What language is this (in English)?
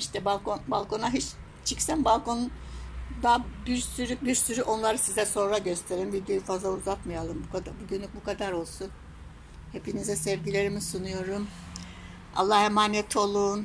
Turkish